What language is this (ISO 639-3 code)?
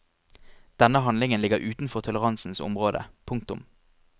nor